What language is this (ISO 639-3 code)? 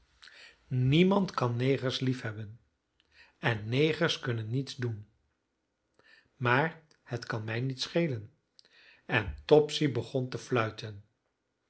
nld